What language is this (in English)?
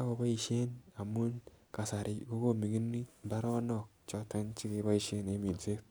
Kalenjin